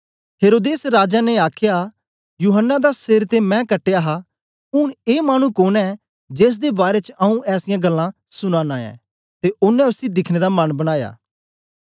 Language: Dogri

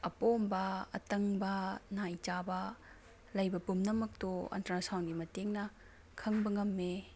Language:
Manipuri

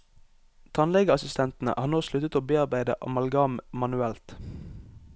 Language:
Norwegian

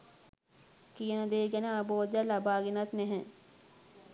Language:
Sinhala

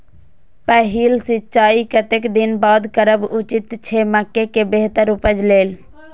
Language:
Maithili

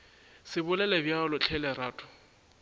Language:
Northern Sotho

